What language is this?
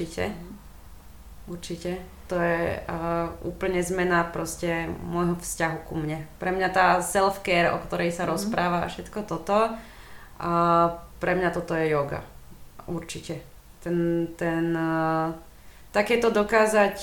Slovak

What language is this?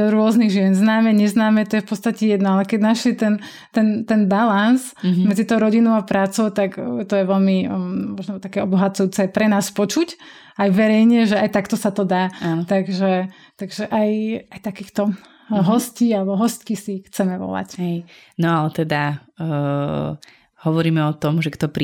Slovak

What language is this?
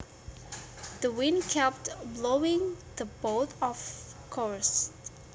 Javanese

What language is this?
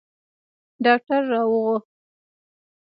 Pashto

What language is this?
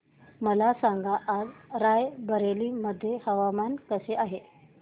Marathi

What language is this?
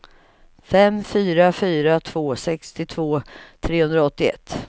Swedish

